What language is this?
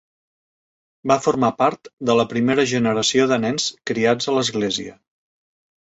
Catalan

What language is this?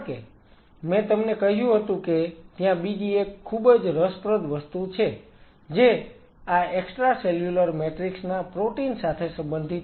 Gujarati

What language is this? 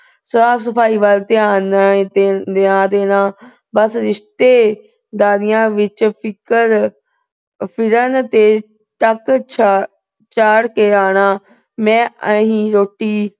Punjabi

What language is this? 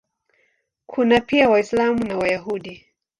Swahili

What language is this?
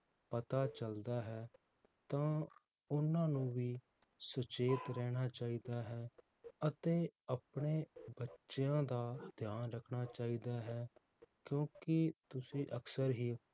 Punjabi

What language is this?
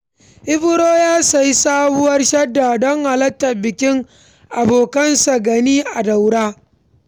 Hausa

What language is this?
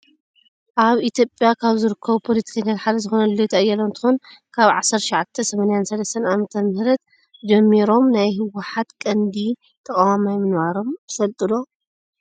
Tigrinya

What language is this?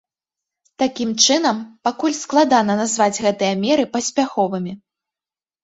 Belarusian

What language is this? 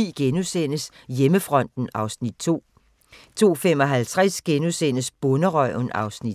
Danish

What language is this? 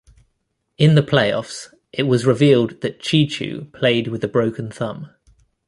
English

